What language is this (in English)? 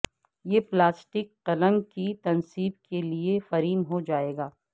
Urdu